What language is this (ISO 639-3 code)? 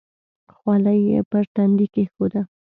pus